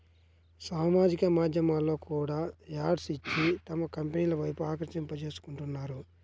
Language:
Telugu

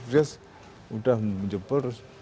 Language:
Indonesian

